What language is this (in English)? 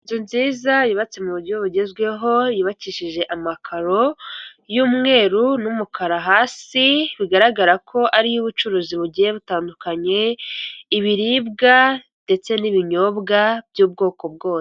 Kinyarwanda